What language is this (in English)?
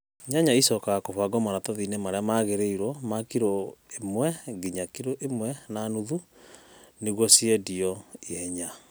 Kikuyu